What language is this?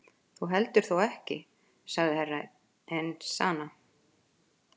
Icelandic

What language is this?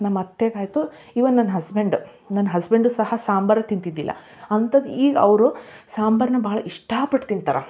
Kannada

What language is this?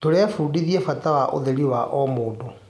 Kikuyu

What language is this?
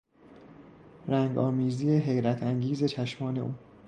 Persian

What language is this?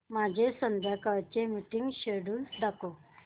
Marathi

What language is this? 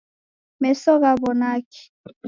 Taita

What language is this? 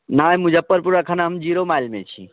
Maithili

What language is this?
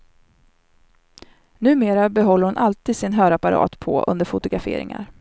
Swedish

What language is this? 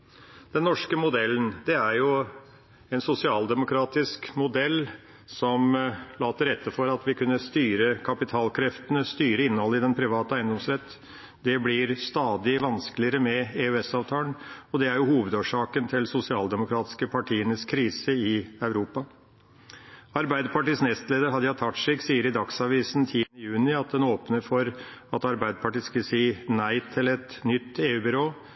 Norwegian Bokmål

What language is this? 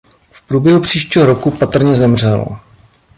Czech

